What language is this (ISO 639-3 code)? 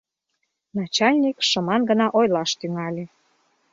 chm